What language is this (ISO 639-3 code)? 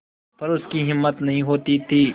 hin